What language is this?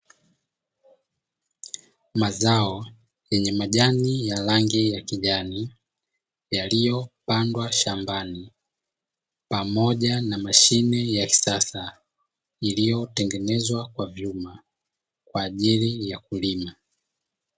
Swahili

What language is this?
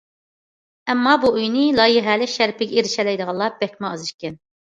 Uyghur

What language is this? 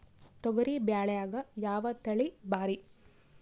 Kannada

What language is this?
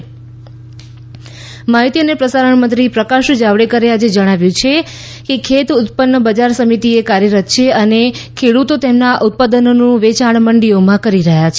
Gujarati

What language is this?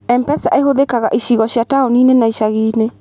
Kikuyu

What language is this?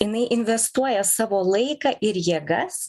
Lithuanian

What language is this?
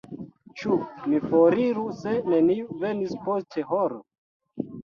Esperanto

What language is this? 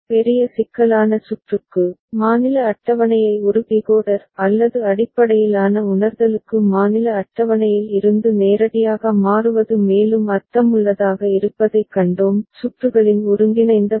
Tamil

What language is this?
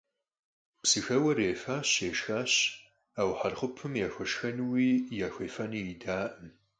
Kabardian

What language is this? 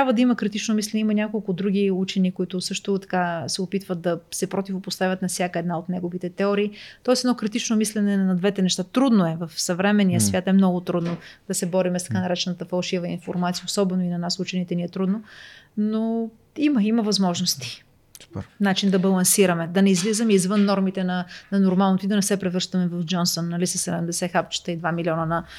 Bulgarian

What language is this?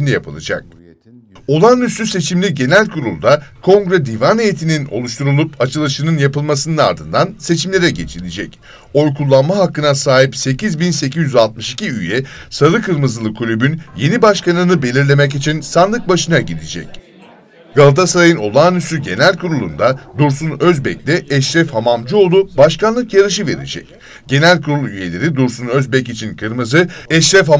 Turkish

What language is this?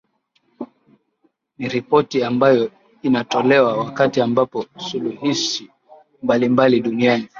Swahili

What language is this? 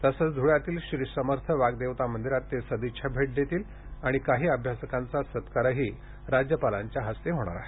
Marathi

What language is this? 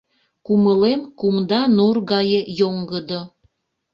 Mari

